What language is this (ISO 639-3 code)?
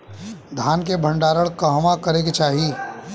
bho